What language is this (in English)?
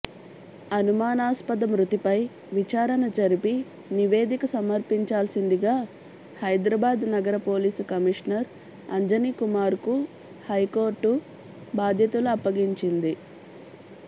Telugu